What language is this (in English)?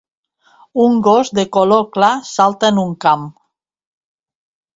Catalan